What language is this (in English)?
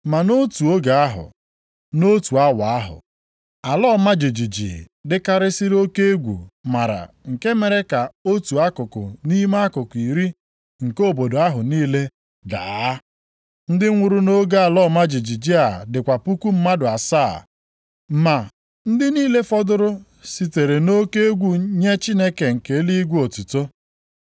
Igbo